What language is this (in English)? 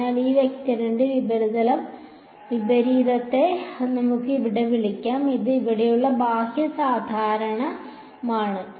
Malayalam